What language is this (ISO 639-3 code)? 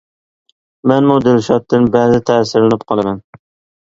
uig